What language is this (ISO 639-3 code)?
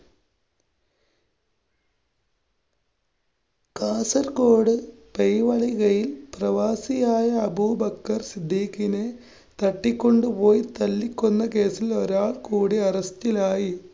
mal